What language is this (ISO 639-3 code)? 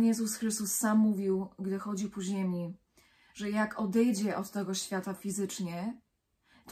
pol